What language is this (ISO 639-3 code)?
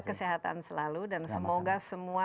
ind